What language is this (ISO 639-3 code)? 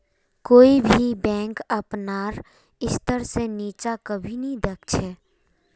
mag